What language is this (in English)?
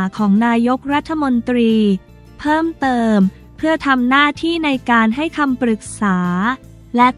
Thai